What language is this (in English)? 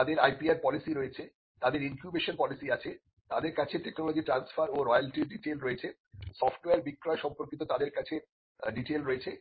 Bangla